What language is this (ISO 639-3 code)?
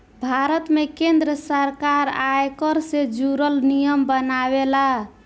bho